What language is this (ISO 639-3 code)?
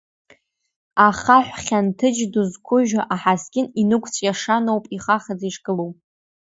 abk